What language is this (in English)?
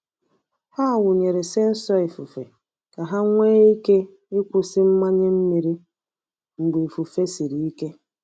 Igbo